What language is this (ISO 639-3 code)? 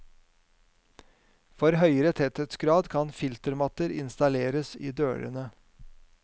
nor